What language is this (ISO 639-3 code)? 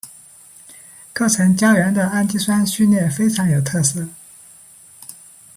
zho